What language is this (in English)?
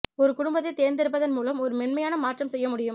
Tamil